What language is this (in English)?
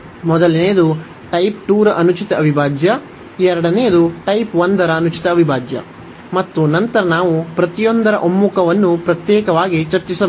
Kannada